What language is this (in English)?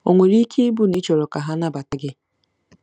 Igbo